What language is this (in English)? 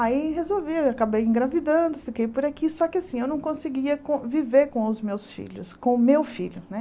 Portuguese